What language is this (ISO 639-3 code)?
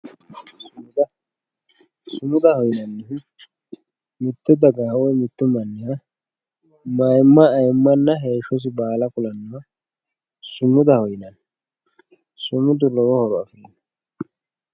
sid